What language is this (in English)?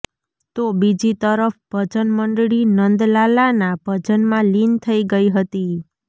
Gujarati